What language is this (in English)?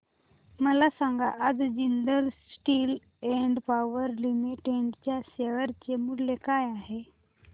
Marathi